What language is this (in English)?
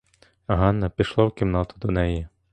Ukrainian